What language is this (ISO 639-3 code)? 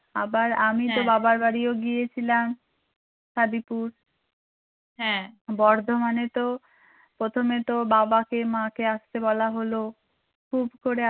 ben